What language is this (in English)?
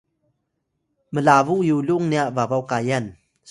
Atayal